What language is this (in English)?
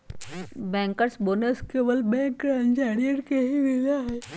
Magahi